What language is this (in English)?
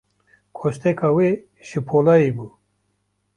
Kurdish